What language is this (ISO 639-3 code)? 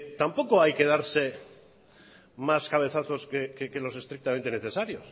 spa